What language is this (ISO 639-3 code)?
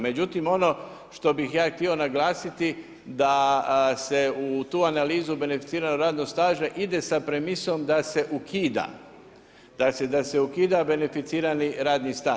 hrv